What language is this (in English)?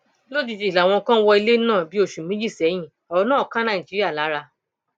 Yoruba